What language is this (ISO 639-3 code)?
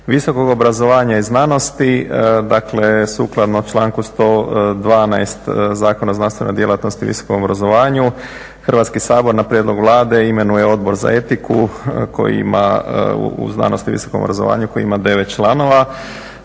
hrv